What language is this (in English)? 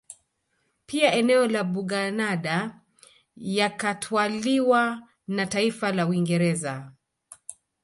Swahili